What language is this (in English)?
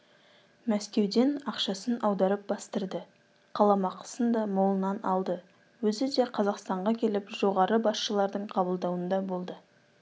Kazakh